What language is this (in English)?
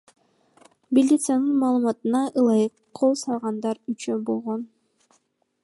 Kyrgyz